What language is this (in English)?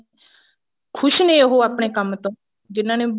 Punjabi